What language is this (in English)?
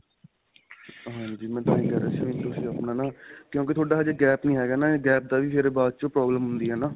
Punjabi